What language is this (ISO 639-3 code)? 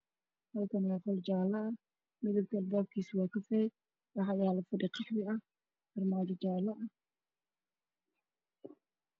som